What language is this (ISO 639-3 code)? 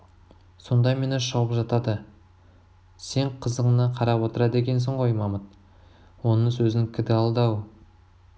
kaz